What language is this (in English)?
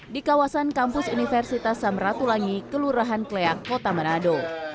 Indonesian